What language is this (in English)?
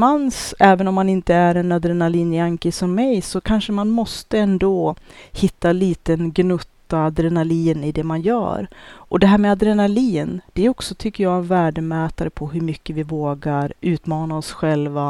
Swedish